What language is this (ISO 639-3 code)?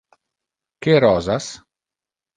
ina